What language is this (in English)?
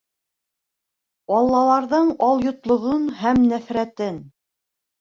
Bashkir